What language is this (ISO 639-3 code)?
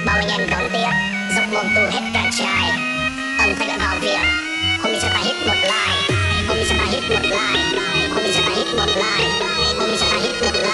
pol